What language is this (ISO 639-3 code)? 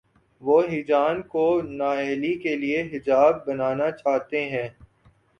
urd